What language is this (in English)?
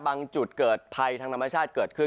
Thai